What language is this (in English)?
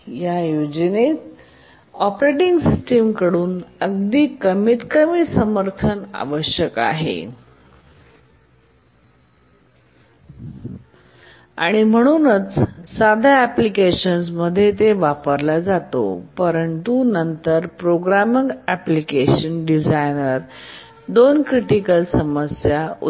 Marathi